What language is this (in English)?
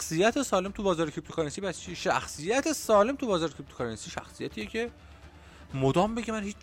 Persian